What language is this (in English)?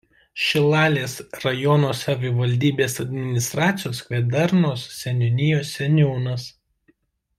Lithuanian